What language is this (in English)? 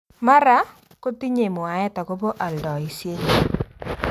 Kalenjin